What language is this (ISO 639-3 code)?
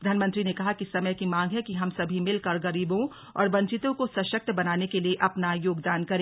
hin